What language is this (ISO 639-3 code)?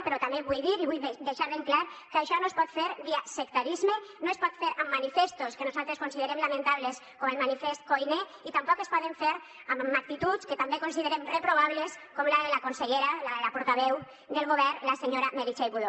cat